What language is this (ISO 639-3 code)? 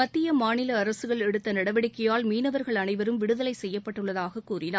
tam